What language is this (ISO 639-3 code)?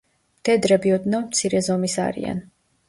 kat